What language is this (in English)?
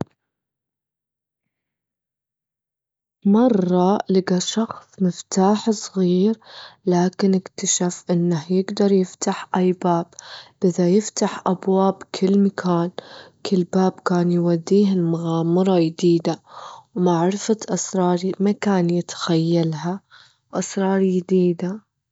Gulf Arabic